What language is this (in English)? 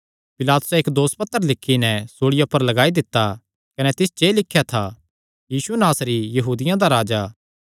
Kangri